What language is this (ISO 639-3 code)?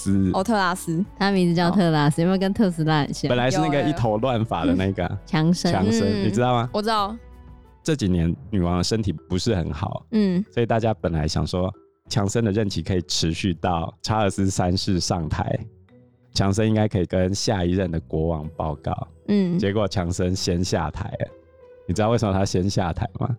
zho